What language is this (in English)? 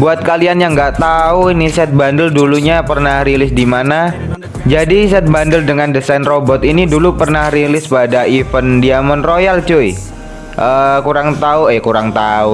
Indonesian